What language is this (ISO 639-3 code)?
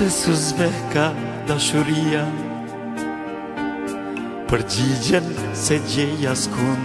ron